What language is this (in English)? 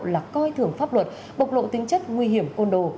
Vietnamese